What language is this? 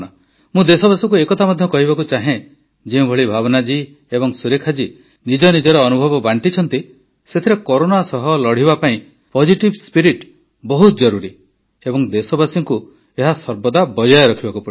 Odia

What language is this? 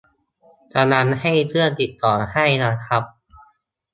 Thai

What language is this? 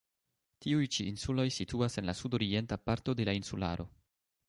Esperanto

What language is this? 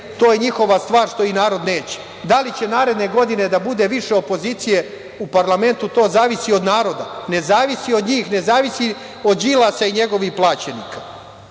Serbian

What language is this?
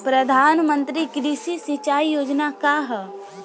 Bhojpuri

